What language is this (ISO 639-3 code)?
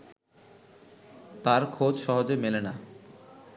ben